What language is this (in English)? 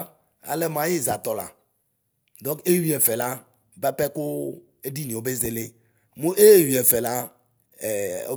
Ikposo